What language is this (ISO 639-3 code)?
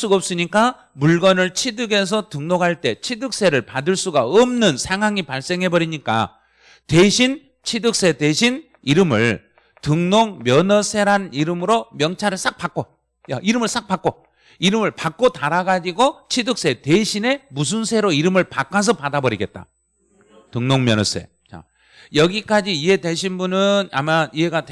kor